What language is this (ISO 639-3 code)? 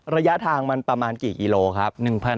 tha